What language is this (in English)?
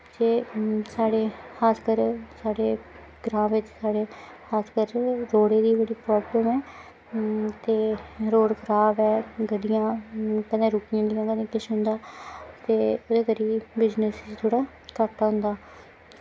Dogri